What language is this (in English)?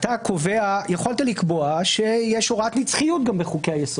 Hebrew